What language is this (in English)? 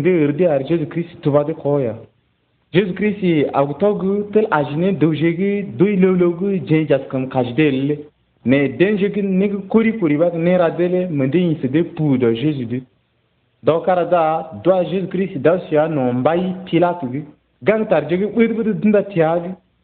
Arabic